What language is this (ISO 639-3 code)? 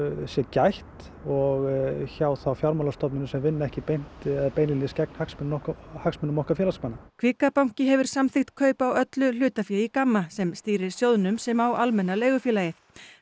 isl